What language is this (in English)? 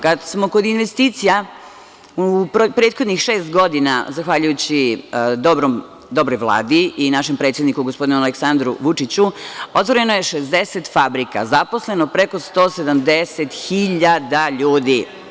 Serbian